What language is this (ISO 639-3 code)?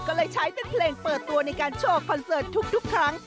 tha